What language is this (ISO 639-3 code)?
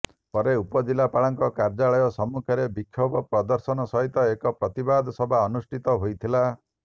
ori